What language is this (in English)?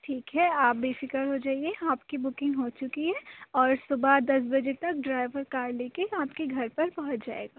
Urdu